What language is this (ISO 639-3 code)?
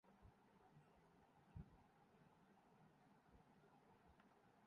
urd